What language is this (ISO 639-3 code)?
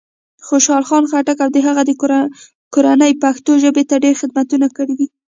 pus